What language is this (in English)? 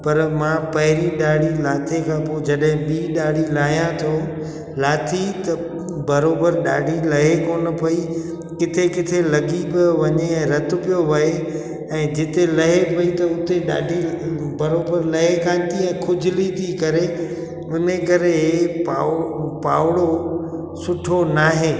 Sindhi